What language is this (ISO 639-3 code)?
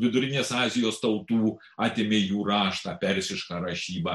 lit